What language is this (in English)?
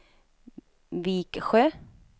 Swedish